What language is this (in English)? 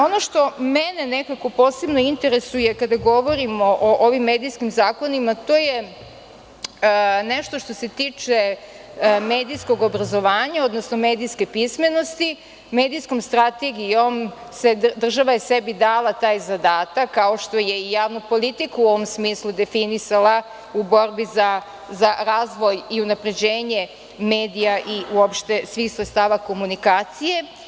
Serbian